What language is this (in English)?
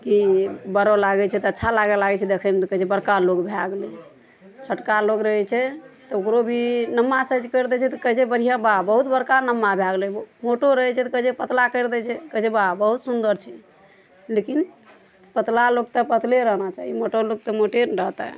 Maithili